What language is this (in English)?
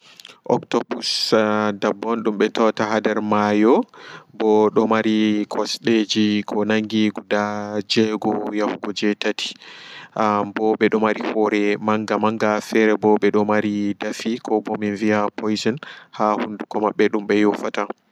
Fula